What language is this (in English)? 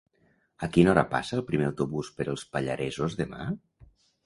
Catalan